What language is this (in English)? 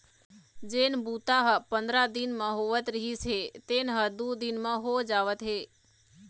Chhattisgarhi